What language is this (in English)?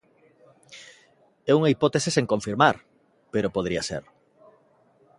Galician